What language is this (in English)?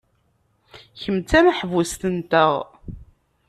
Kabyle